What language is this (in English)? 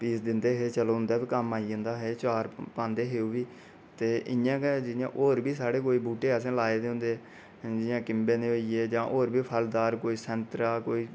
Dogri